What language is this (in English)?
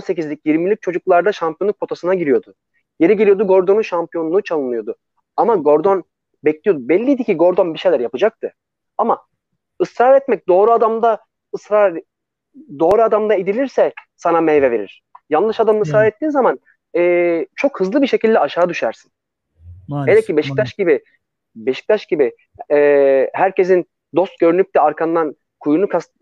Turkish